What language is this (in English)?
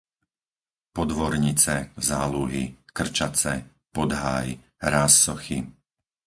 Slovak